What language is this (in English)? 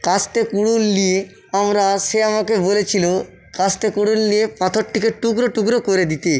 Bangla